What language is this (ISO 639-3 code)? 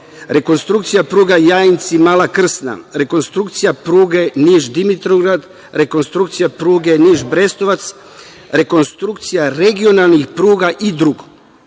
srp